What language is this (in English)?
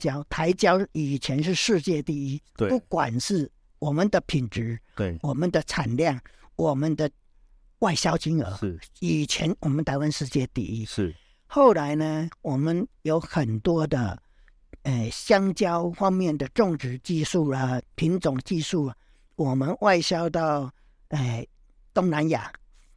Chinese